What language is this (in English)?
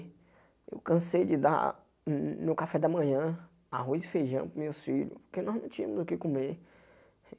Portuguese